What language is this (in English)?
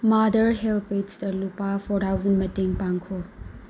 Manipuri